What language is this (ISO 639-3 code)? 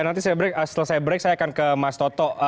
ind